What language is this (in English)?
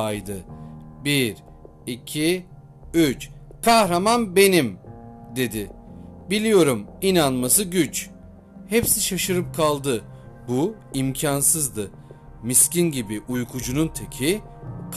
Turkish